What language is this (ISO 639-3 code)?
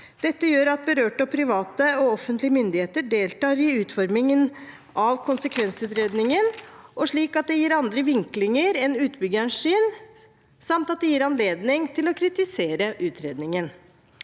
nor